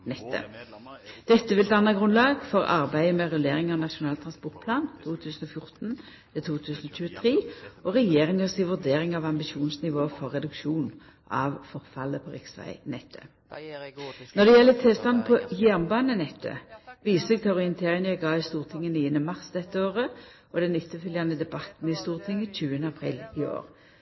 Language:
Norwegian Nynorsk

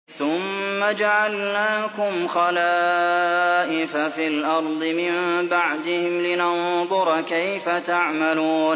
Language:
Arabic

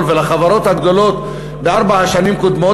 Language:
Hebrew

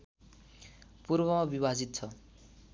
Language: Nepali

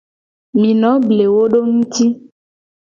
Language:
Gen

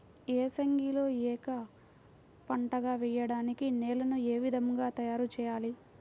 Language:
Telugu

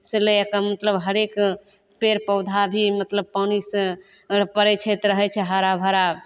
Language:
Maithili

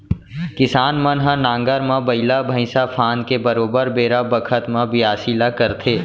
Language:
Chhattisgarhi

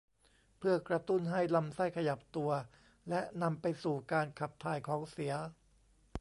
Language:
Thai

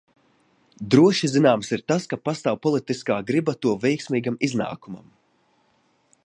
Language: Latvian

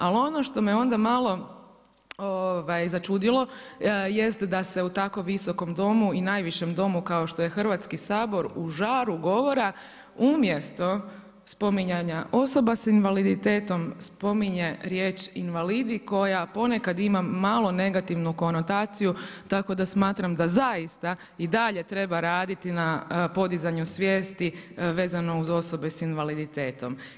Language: Croatian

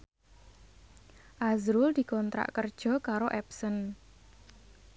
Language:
Javanese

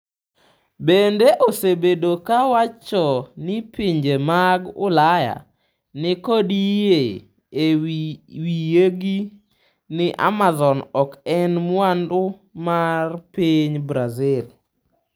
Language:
Luo (Kenya and Tanzania)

